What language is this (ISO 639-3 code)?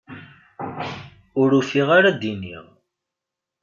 kab